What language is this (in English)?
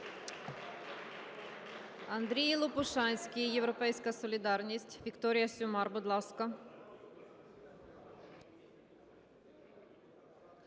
Ukrainian